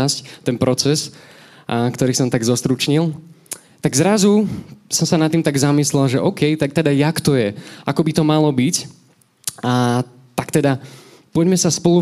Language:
Slovak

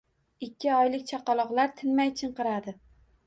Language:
Uzbek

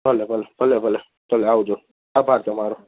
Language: Gujarati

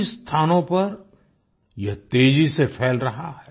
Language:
Hindi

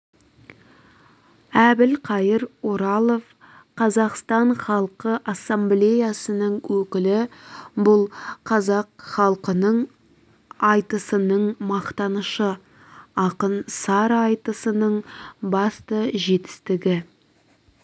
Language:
Kazakh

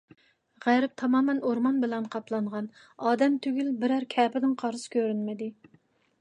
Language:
Uyghur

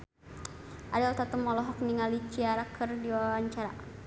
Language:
Sundanese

